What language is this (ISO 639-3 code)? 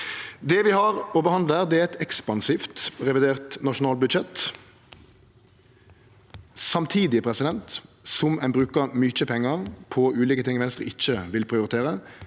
nor